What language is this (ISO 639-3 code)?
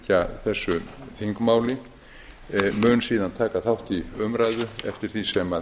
isl